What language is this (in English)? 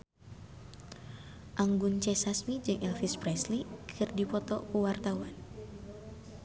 Sundanese